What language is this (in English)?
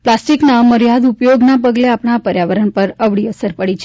Gujarati